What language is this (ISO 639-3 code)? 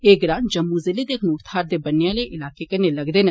doi